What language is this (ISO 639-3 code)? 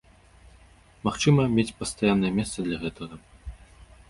bel